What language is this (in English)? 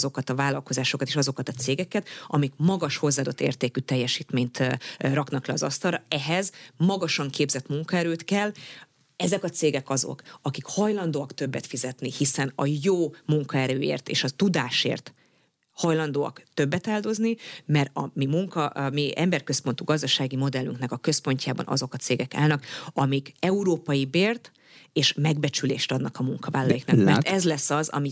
Hungarian